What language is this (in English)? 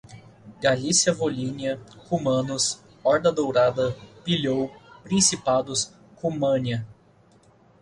Portuguese